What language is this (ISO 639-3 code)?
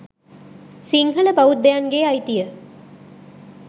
sin